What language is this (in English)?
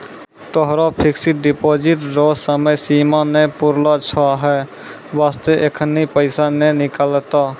Maithili